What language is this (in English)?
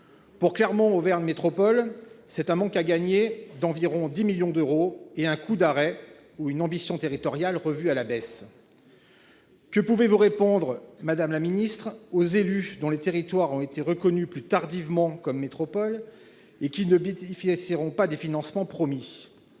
French